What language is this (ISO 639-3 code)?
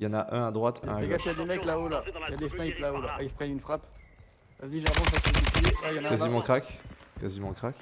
fra